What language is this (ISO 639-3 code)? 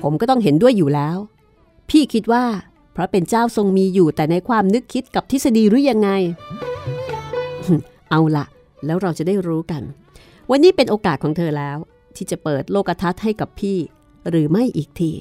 tha